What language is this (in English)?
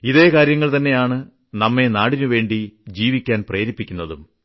Malayalam